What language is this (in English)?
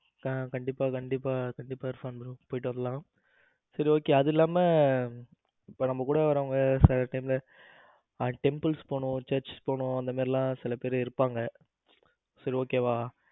Tamil